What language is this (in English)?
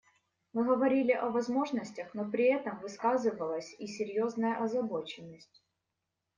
Russian